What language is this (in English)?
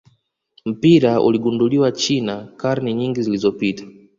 Swahili